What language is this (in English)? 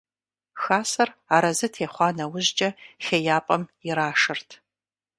Kabardian